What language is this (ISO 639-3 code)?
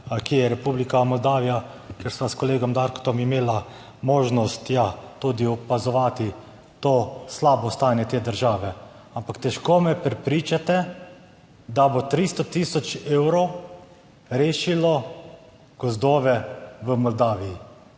slv